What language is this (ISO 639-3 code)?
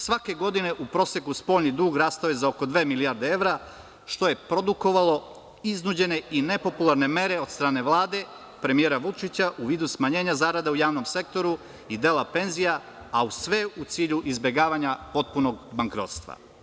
srp